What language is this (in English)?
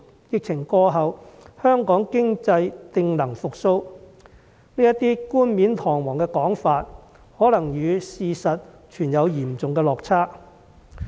Cantonese